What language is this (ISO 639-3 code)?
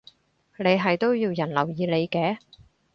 yue